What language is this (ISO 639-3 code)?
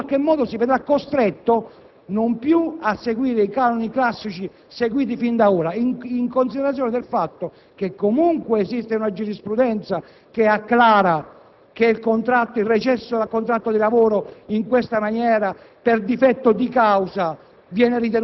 ita